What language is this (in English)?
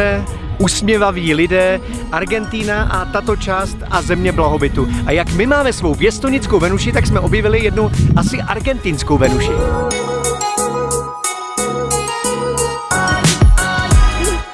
Czech